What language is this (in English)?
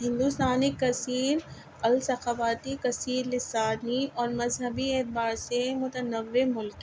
Urdu